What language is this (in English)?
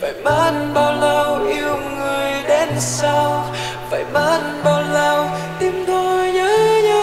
Vietnamese